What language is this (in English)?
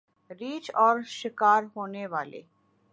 Urdu